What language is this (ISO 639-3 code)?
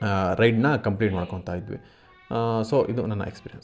kan